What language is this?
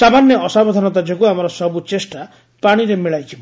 Odia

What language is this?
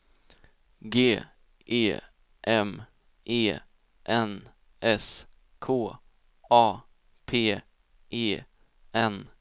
Swedish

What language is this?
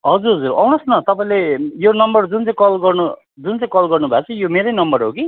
Nepali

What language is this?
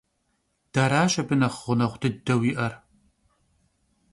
Kabardian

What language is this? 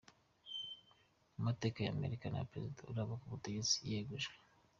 Kinyarwanda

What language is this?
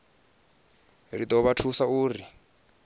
Venda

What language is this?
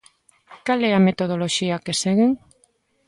Galician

